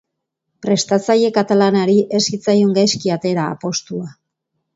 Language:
Basque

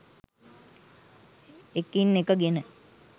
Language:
Sinhala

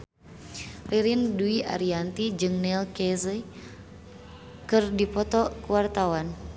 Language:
Sundanese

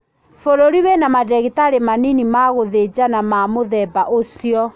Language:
Kikuyu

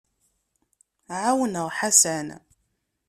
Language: Kabyle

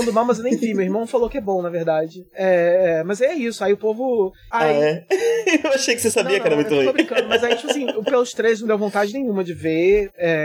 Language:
Portuguese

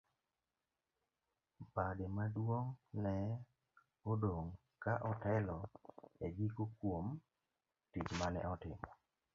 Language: Luo (Kenya and Tanzania)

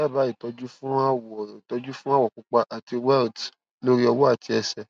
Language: Yoruba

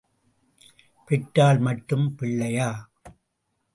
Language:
Tamil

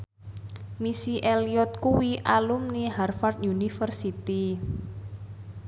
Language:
Javanese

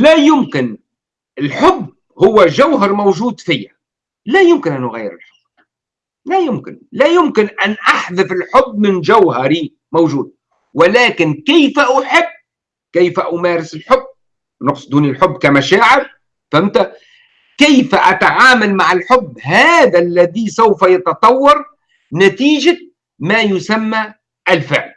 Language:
Arabic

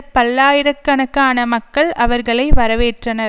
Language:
Tamil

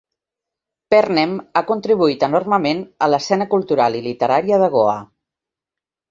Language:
Catalan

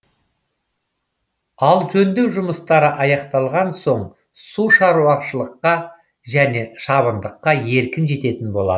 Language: Kazakh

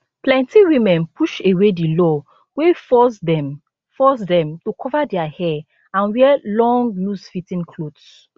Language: Nigerian Pidgin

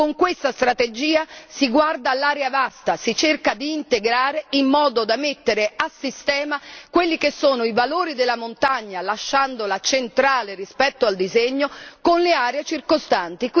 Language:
Italian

